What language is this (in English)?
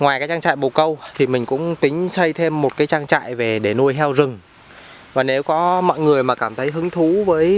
Vietnamese